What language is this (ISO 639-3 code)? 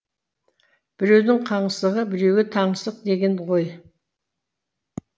kaz